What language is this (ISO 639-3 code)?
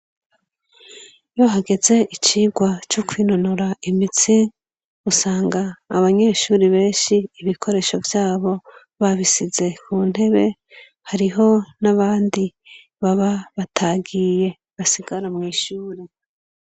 run